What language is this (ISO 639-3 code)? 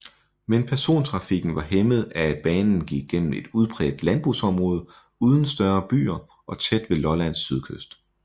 dan